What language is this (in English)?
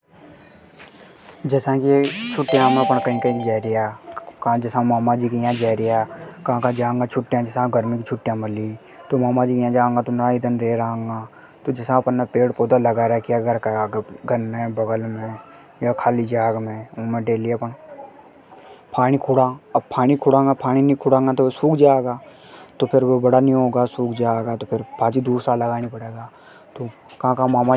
Hadothi